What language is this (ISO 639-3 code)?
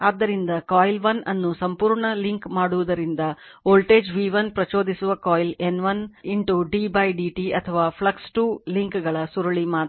kan